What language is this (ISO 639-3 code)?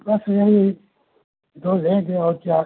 hin